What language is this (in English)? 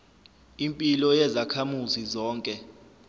Zulu